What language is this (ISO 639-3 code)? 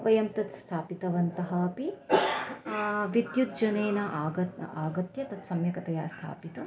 san